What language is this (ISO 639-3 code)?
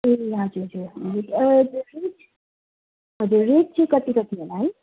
nep